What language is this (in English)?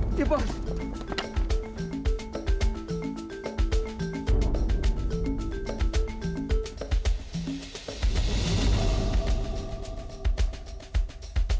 Indonesian